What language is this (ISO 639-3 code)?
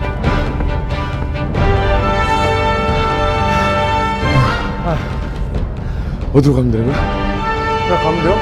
kor